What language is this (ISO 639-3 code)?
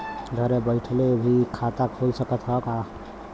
bho